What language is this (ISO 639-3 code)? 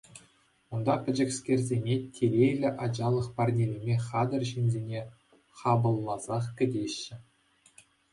chv